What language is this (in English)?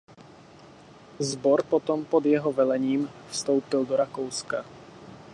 Czech